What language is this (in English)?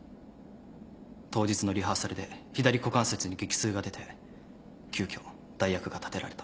Japanese